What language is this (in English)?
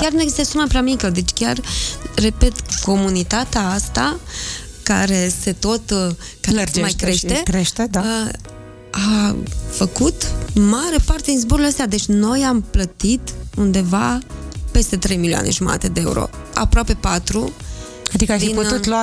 Romanian